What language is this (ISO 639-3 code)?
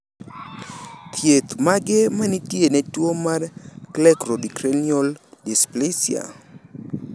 luo